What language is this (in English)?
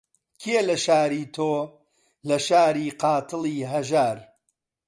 Central Kurdish